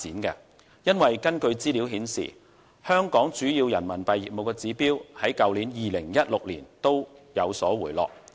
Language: Cantonese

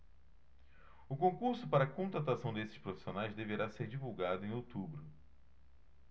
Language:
Portuguese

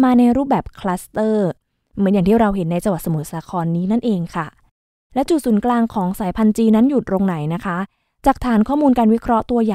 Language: Thai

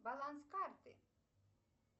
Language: Russian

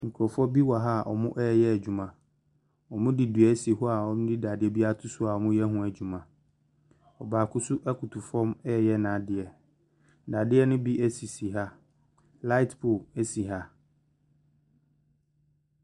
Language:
Akan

